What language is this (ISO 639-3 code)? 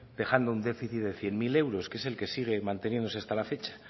spa